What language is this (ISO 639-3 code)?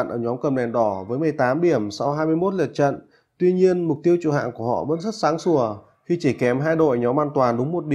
vie